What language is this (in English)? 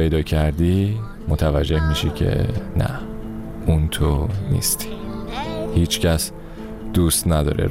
Persian